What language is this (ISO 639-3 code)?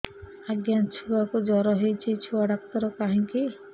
ori